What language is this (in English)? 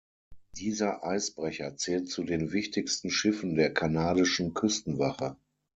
German